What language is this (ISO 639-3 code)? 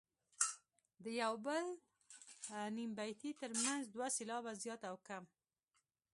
pus